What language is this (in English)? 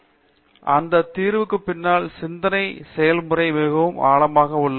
Tamil